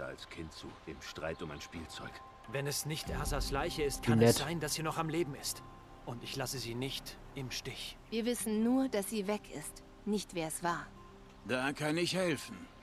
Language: German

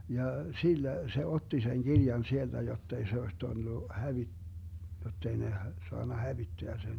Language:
Finnish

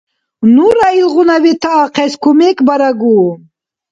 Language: Dargwa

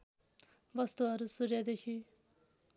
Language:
Nepali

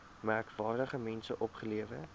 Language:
Afrikaans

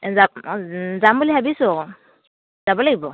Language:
Assamese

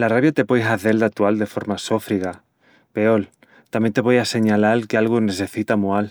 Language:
Extremaduran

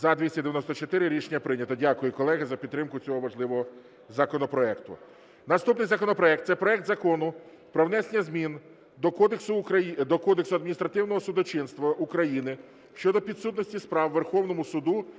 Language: Ukrainian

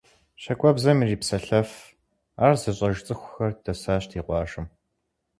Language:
Kabardian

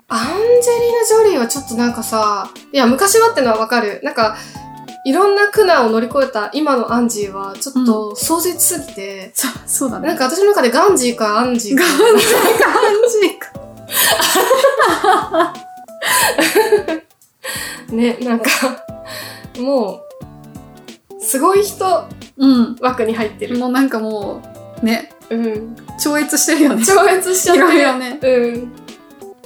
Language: Japanese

